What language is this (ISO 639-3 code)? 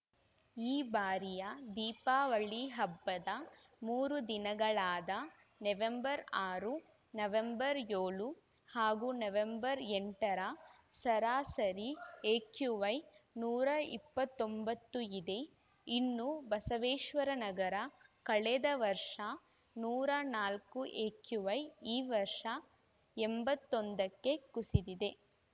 kan